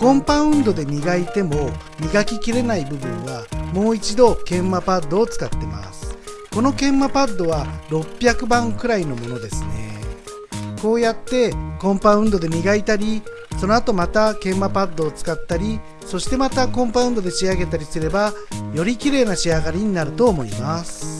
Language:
Japanese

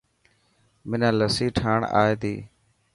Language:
Dhatki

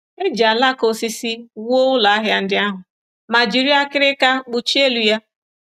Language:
Igbo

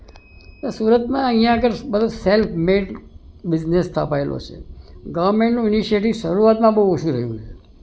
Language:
Gujarati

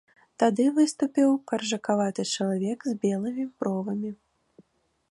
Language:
Belarusian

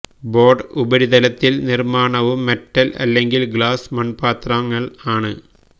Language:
Malayalam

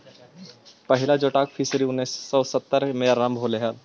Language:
Magahi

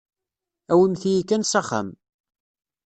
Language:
Kabyle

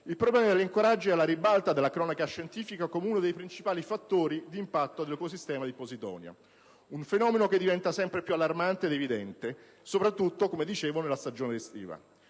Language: Italian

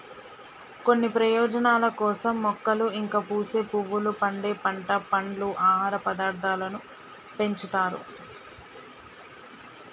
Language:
Telugu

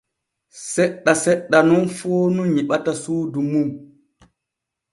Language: Borgu Fulfulde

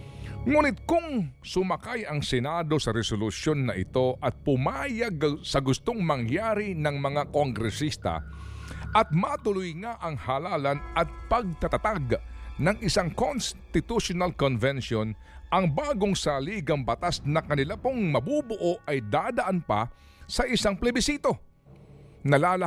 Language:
Filipino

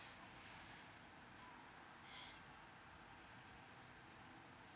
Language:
English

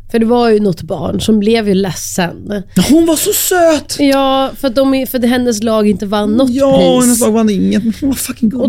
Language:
Swedish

